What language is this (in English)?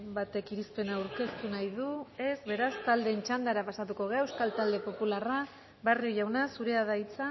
Basque